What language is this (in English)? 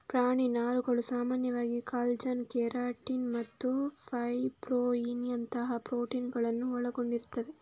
Kannada